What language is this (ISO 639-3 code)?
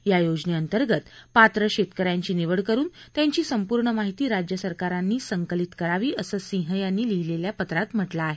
mar